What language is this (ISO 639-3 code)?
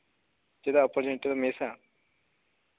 sat